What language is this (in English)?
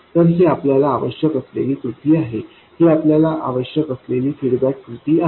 Marathi